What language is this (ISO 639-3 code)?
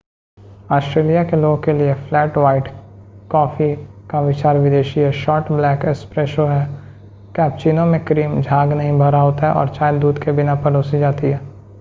hin